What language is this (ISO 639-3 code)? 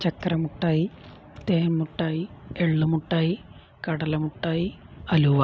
mal